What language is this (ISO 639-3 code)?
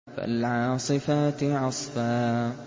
ara